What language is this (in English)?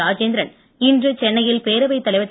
Tamil